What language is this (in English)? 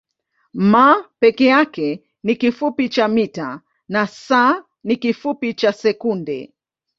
Swahili